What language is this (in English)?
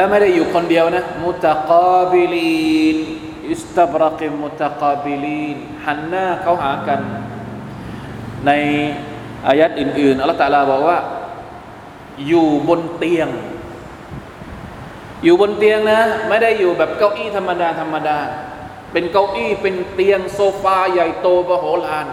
Thai